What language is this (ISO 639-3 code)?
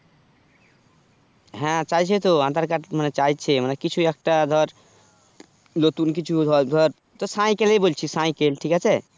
ben